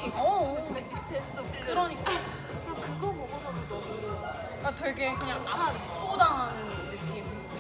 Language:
Korean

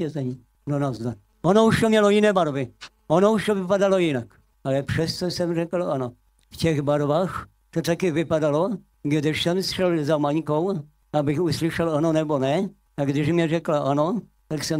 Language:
Czech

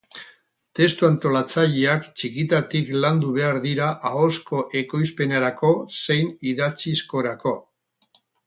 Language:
Basque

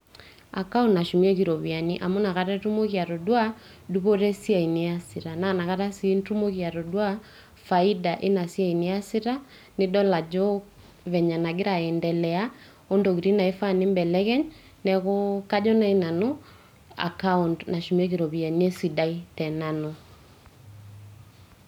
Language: Masai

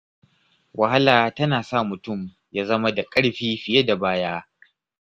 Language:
Hausa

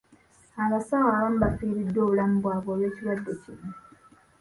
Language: Ganda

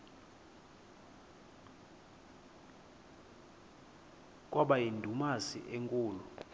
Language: Xhosa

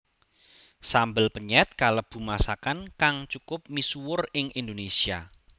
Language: Javanese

